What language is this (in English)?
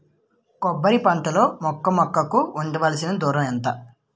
Telugu